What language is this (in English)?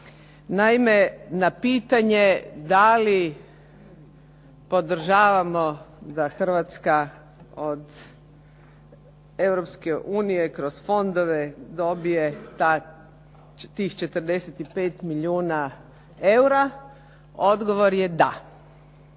Croatian